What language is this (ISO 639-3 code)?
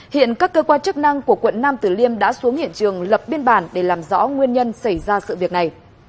vie